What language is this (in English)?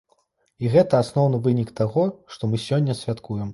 Belarusian